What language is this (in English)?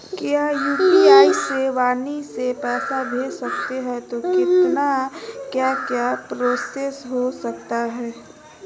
Magahi